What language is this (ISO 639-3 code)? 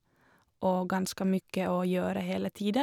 nor